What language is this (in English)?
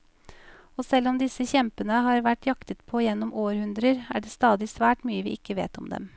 Norwegian